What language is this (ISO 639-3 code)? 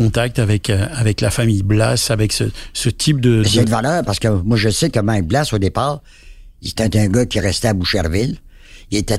fra